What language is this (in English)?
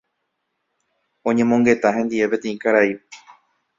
Guarani